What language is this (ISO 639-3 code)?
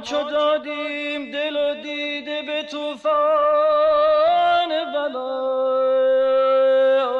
fas